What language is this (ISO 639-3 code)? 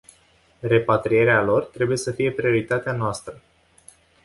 ron